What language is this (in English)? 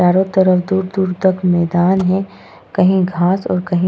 Hindi